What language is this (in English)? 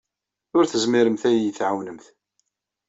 Kabyle